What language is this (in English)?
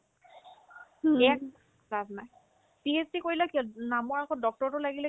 Assamese